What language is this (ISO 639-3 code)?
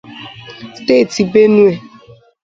ibo